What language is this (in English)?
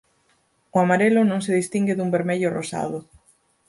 Galician